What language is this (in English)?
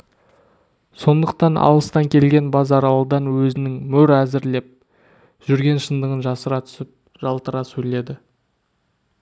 Kazakh